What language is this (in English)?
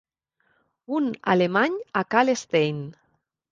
Catalan